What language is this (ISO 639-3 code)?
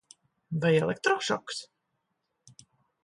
lav